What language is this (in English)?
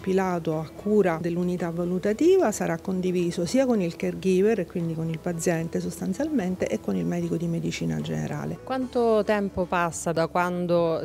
Italian